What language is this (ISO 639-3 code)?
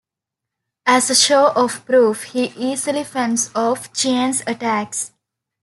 eng